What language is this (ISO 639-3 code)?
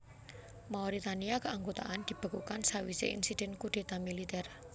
jav